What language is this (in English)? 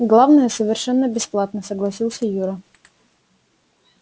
Russian